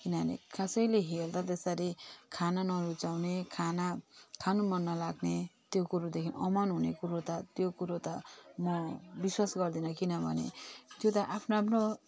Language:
Nepali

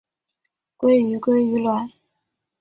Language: Chinese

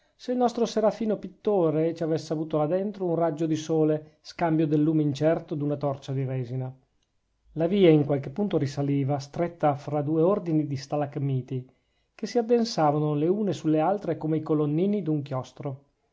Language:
Italian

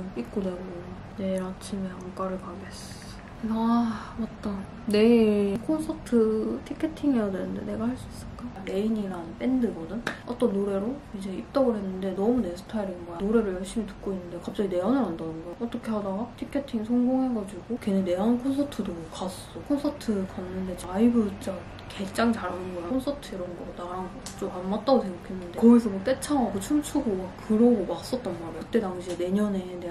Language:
Korean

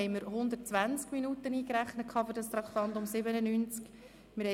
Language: Swiss German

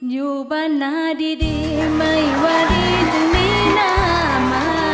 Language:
Thai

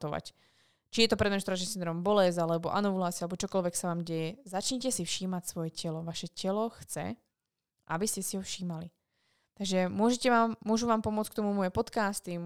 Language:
Slovak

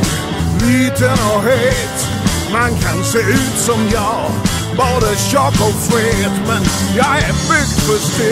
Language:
Swedish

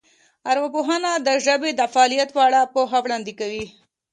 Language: Pashto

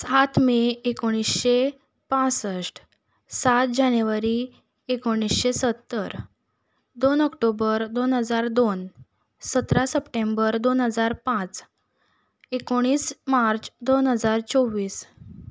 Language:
Konkani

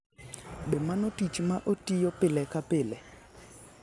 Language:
Luo (Kenya and Tanzania)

